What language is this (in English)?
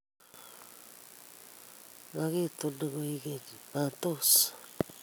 Kalenjin